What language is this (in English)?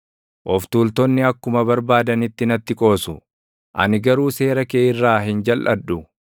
Oromo